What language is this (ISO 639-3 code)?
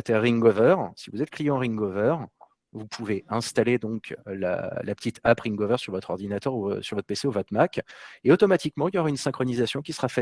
fra